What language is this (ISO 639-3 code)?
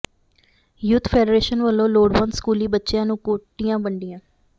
pan